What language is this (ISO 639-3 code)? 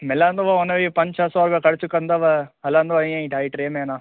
snd